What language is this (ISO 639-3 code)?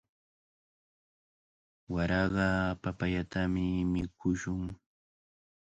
qvl